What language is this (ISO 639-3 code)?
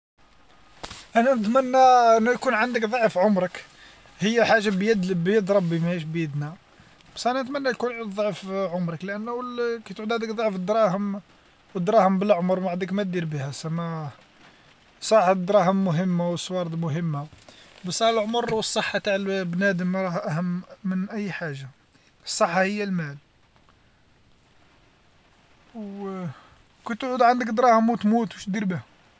arq